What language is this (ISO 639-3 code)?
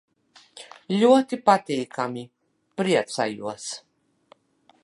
lav